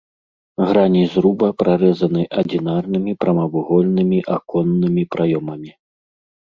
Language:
Belarusian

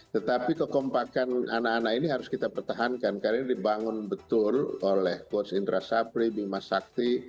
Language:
Indonesian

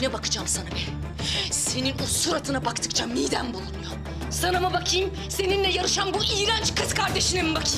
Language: Turkish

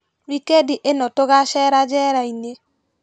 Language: Kikuyu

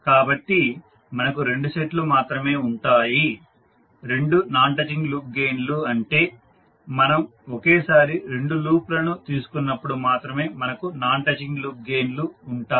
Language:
Telugu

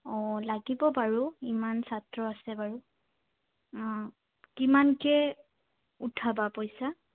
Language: Assamese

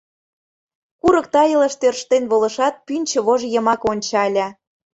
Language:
Mari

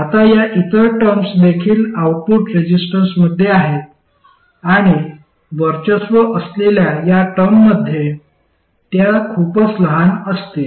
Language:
Marathi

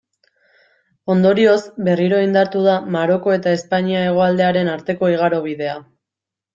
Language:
Basque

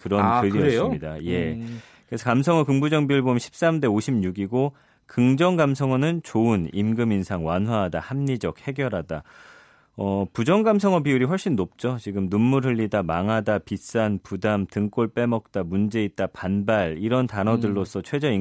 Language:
Korean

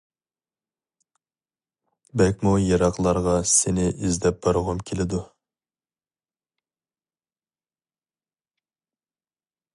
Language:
Uyghur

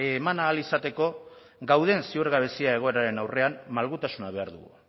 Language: Basque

